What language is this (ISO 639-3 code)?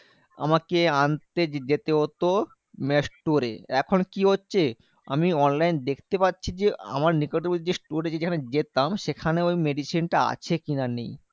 ben